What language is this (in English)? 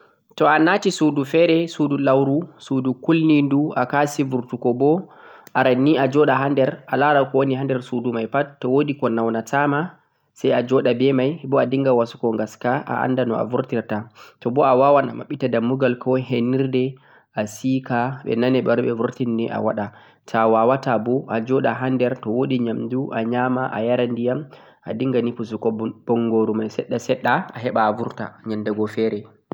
Central-Eastern Niger Fulfulde